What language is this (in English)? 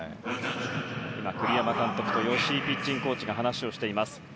Japanese